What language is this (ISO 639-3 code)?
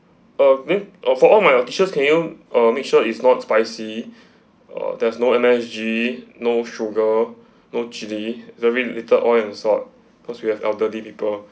eng